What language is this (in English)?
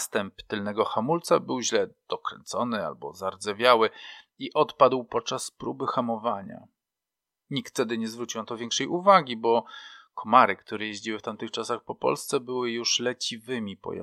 Polish